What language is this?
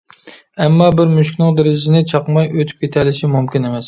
Uyghur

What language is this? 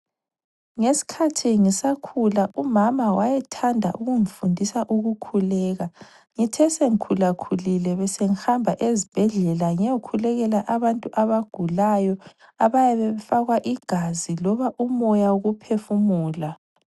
North Ndebele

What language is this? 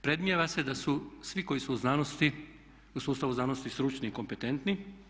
Croatian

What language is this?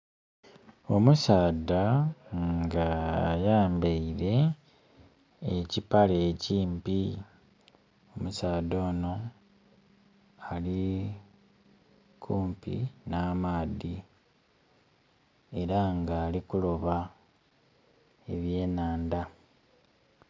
Soga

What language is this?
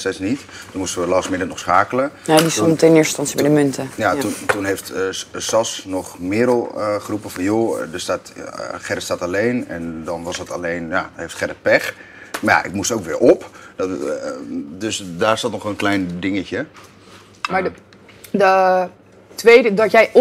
Dutch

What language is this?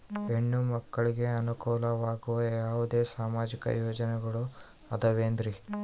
Kannada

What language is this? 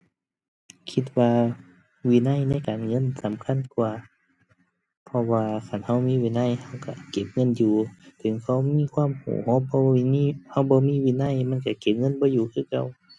Thai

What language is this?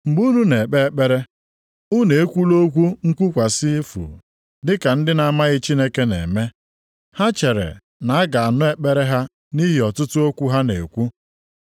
Igbo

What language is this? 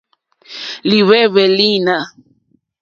Mokpwe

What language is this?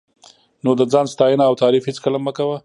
Pashto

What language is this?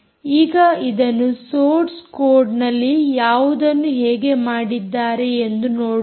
Kannada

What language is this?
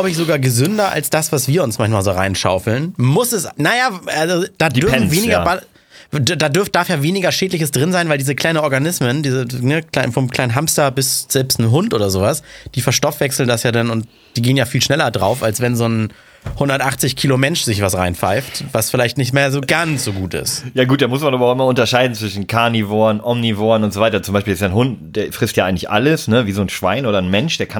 German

